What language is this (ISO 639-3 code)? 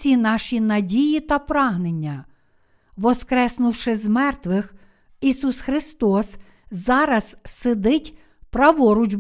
ukr